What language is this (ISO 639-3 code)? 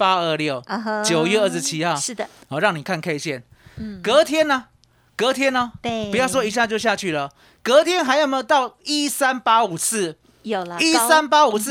zho